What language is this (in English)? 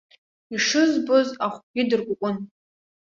Abkhazian